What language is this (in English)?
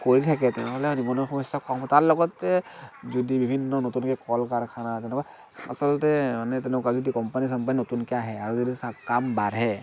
Assamese